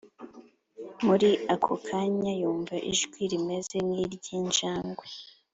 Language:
Kinyarwanda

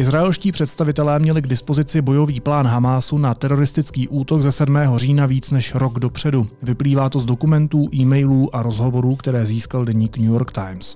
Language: Czech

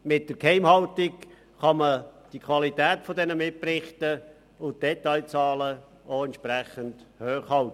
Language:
Swiss German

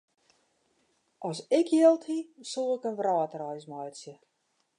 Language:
Western Frisian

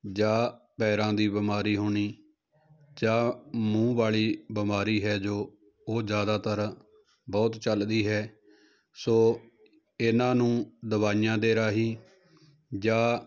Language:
Punjabi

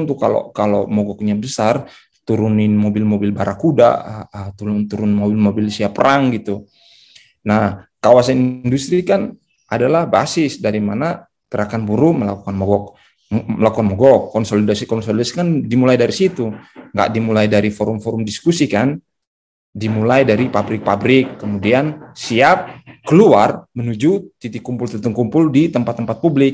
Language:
Indonesian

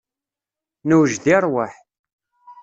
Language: Kabyle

